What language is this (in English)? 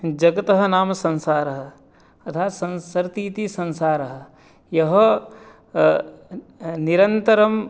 Sanskrit